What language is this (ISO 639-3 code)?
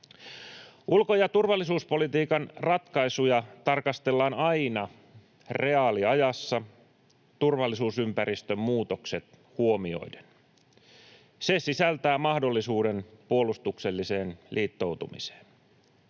fin